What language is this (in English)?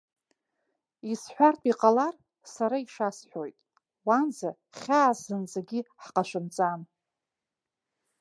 Abkhazian